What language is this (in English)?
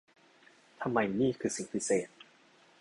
Thai